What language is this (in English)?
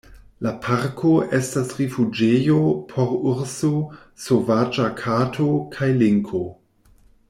Esperanto